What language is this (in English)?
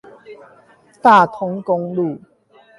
Chinese